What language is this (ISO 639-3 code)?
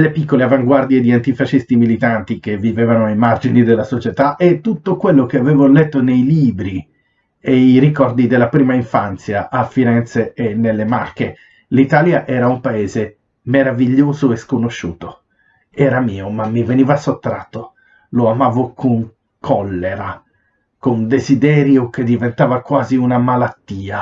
ita